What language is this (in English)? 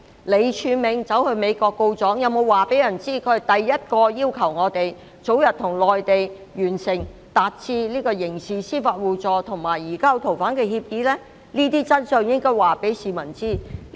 Cantonese